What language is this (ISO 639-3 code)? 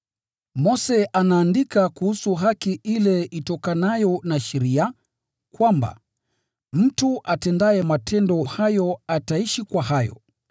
swa